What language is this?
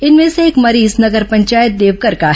Hindi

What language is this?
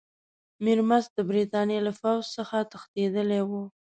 Pashto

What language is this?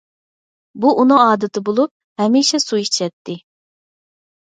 Uyghur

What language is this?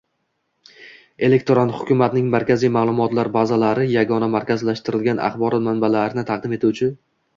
Uzbek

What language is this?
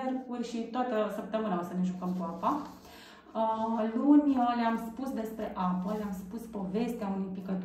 Romanian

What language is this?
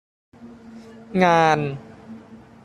Thai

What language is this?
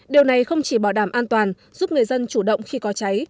Vietnamese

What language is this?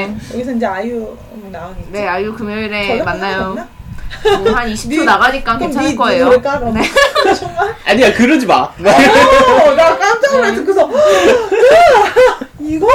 Korean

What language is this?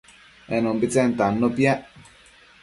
Matsés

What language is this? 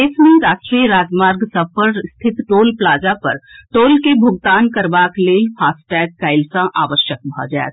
Maithili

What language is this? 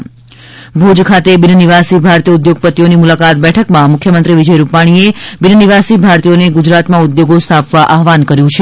Gujarati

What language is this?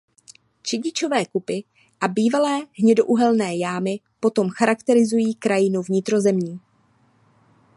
Czech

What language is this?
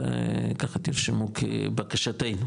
Hebrew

